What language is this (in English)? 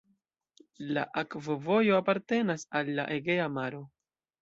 Esperanto